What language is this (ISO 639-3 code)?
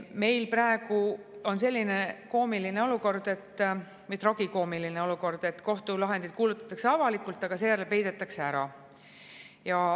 est